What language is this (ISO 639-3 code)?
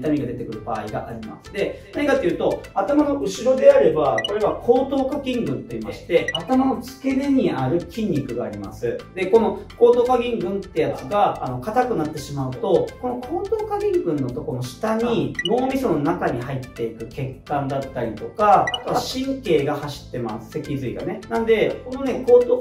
jpn